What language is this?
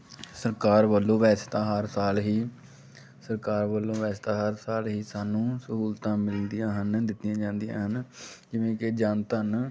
Punjabi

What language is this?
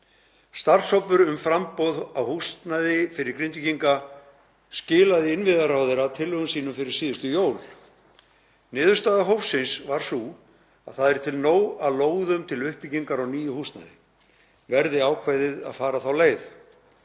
Icelandic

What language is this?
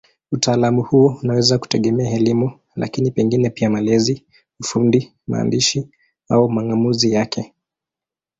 Swahili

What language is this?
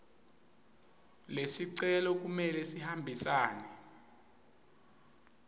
Swati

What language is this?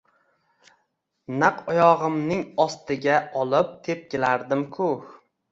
Uzbek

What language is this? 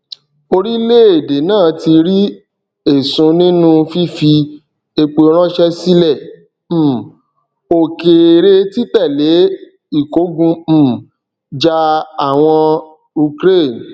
Yoruba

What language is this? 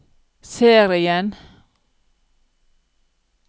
Norwegian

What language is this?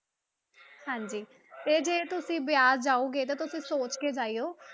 Punjabi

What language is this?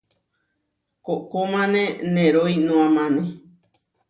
Huarijio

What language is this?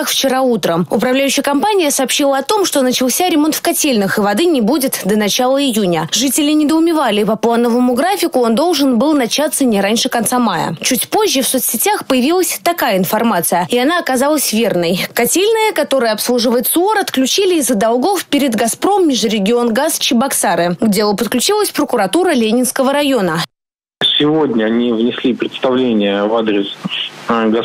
Russian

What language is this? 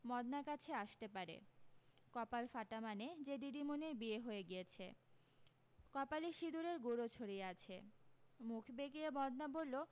Bangla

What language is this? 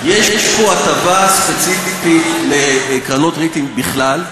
Hebrew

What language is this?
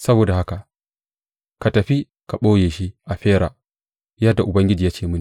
Hausa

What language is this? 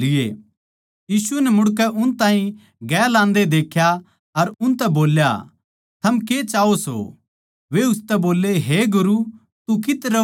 Haryanvi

